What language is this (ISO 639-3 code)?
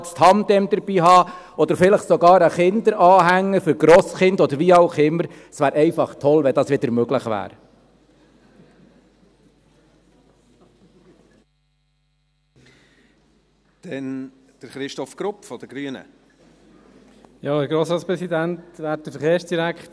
gsw